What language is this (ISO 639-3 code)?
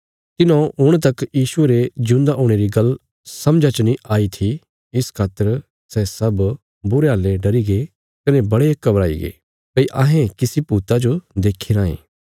kfs